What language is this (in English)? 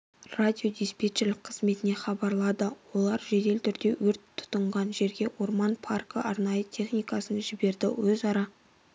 Kazakh